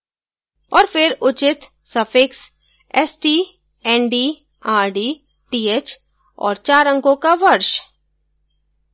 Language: Hindi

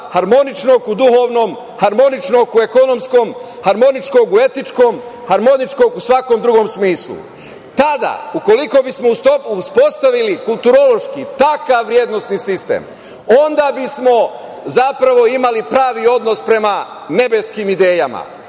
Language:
Serbian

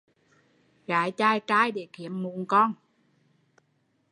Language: Vietnamese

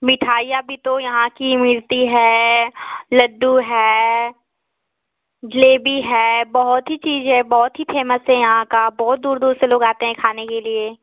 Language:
Hindi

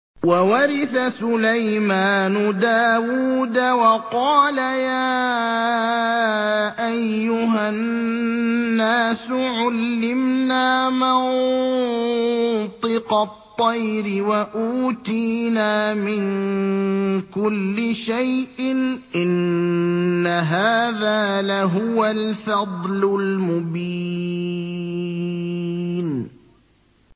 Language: Arabic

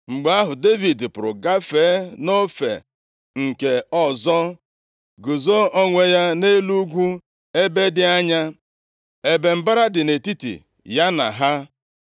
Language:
Igbo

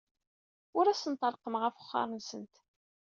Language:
Kabyle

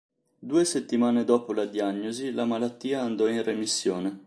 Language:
Italian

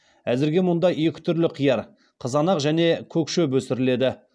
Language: Kazakh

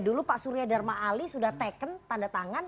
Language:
Indonesian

